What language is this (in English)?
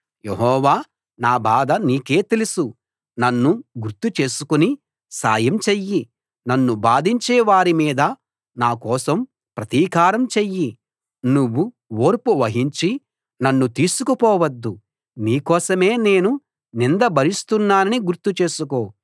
Telugu